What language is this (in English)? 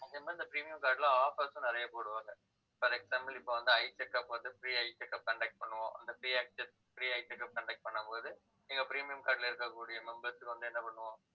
Tamil